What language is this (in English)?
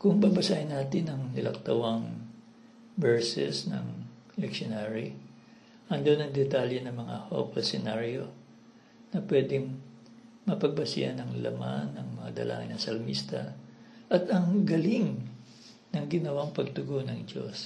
Filipino